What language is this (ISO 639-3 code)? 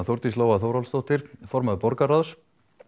isl